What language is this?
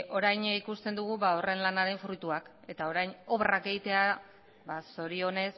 Basque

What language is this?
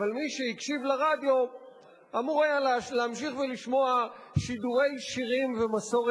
Hebrew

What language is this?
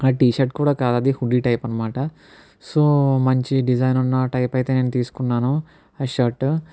Telugu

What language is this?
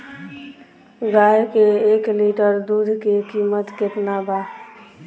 Bhojpuri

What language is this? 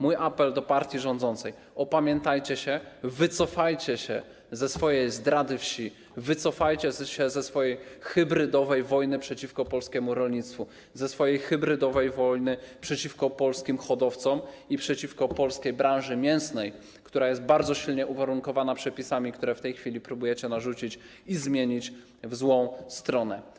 Polish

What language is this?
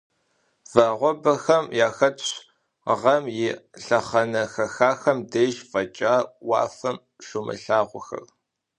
Kabardian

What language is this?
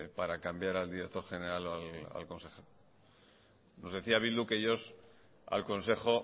Spanish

